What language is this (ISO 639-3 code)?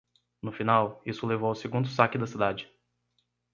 por